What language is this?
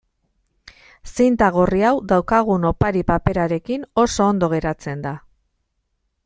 Basque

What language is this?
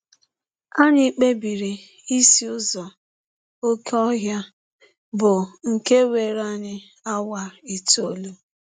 Igbo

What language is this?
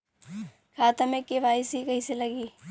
Bhojpuri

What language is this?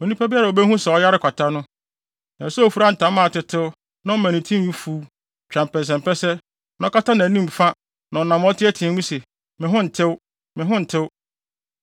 Akan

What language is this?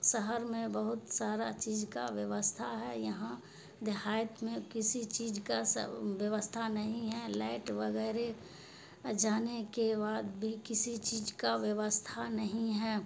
Urdu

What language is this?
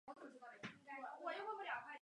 Chinese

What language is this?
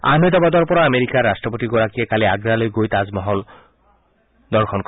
Assamese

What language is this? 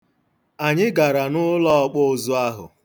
Igbo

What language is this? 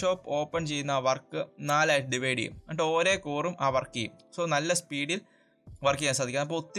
Malayalam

